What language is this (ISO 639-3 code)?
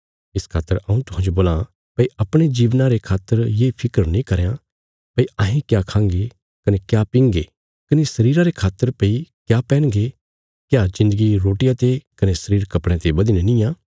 kfs